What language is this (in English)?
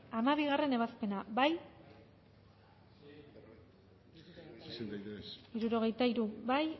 Basque